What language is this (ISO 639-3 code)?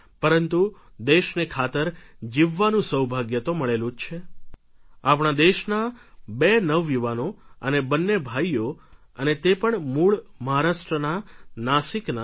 guj